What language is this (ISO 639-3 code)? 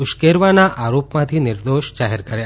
guj